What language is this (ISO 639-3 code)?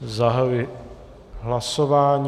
ces